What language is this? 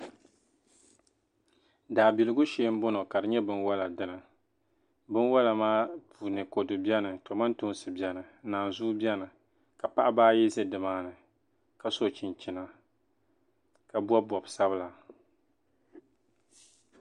Dagbani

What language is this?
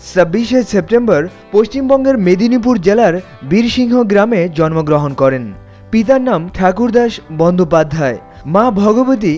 Bangla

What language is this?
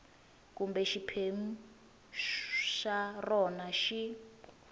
Tsonga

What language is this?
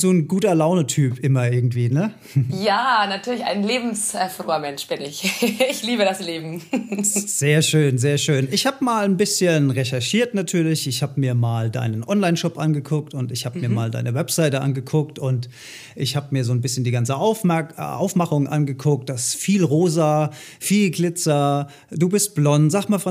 German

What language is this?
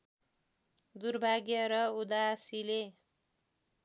Nepali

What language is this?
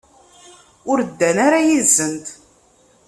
Kabyle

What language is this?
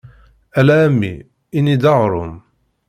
Kabyle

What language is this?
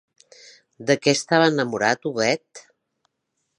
Catalan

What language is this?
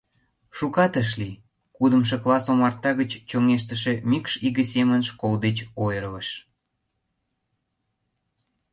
Mari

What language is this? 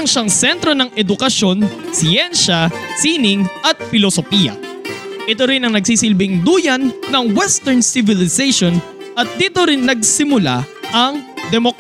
Filipino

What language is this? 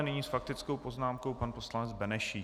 Czech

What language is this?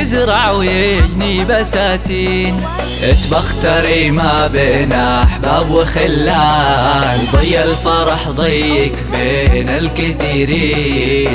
Arabic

